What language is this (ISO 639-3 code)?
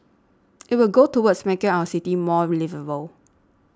eng